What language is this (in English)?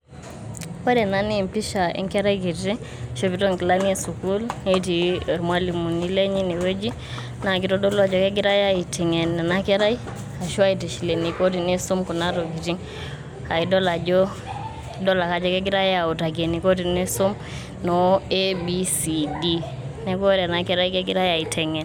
Masai